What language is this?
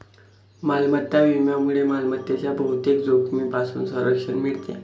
Marathi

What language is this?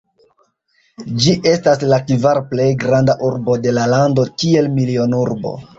Esperanto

